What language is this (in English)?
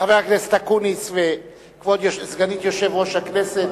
Hebrew